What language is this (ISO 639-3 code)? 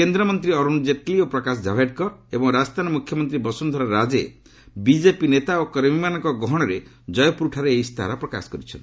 ori